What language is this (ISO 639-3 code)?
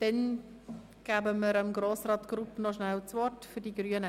gsw